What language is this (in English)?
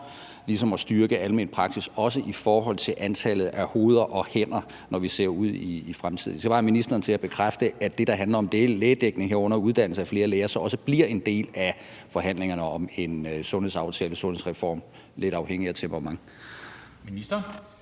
Danish